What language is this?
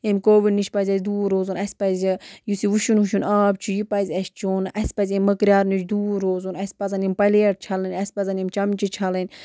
Kashmiri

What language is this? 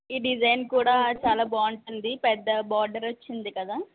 Telugu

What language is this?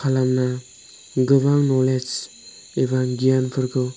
Bodo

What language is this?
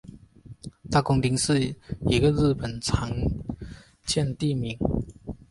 Chinese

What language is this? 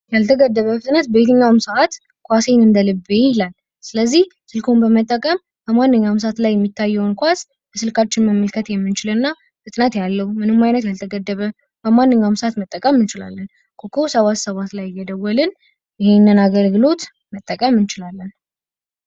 Amharic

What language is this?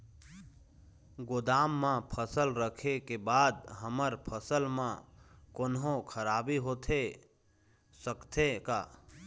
Chhattisgarhi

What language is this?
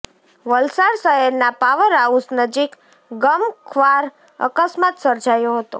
Gujarati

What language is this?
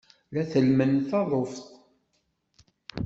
Kabyle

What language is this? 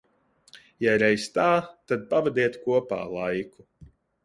Latvian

